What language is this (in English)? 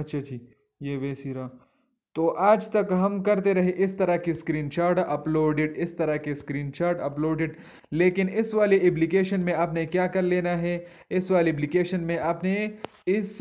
Hindi